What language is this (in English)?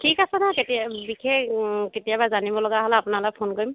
Assamese